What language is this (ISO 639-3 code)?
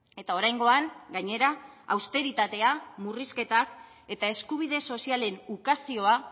eus